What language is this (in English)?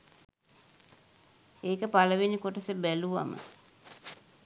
Sinhala